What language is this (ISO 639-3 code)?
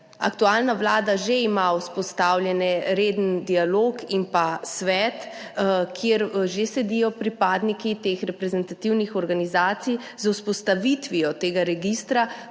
slv